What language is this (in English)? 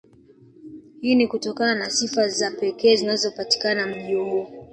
Swahili